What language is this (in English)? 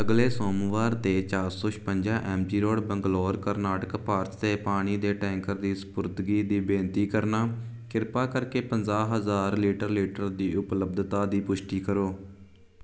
Punjabi